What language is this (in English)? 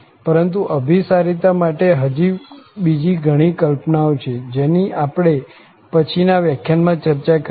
Gujarati